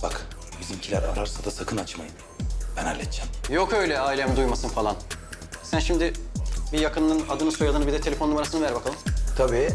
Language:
Turkish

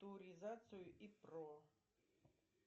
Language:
Russian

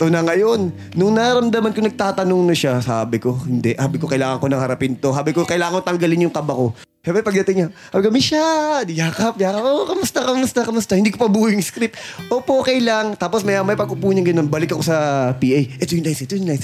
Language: Filipino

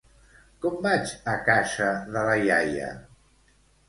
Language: Catalan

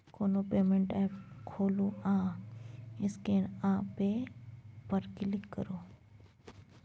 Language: Maithili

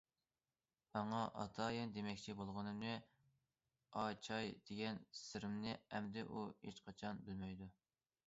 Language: Uyghur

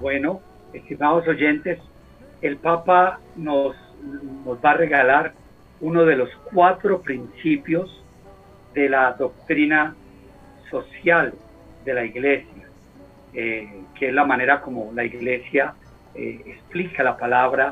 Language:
Spanish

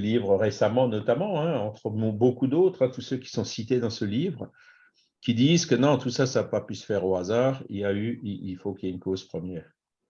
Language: French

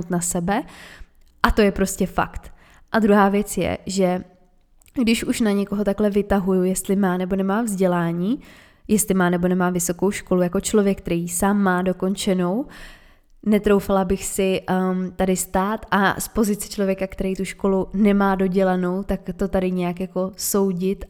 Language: Czech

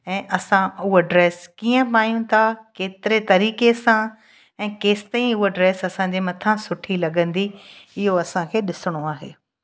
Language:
Sindhi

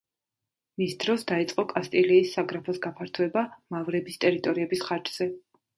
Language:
Georgian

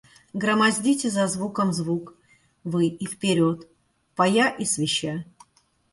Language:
Russian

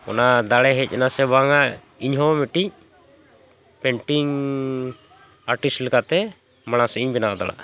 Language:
Santali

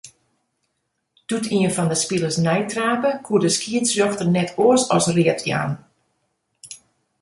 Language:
Western Frisian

